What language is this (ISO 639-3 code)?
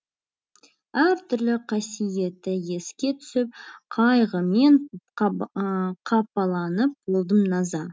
kaz